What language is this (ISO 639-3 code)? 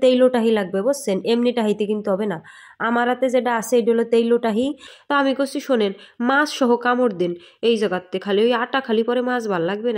hin